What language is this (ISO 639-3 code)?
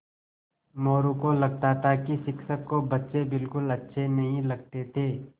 hin